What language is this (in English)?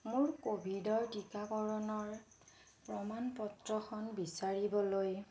Assamese